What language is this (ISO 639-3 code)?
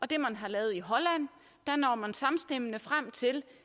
dan